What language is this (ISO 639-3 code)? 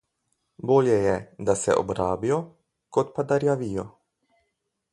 slv